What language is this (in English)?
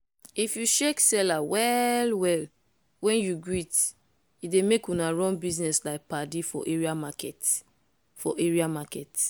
Nigerian Pidgin